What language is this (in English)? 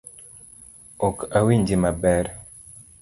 Luo (Kenya and Tanzania)